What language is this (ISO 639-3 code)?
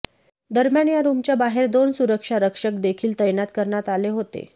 mar